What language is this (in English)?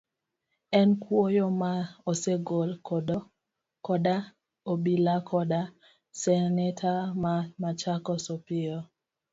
Luo (Kenya and Tanzania)